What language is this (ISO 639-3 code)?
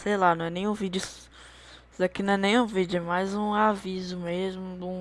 por